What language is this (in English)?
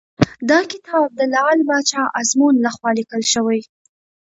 Pashto